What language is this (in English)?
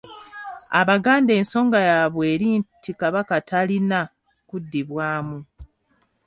Ganda